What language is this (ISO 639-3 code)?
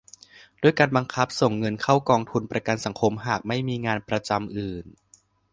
tha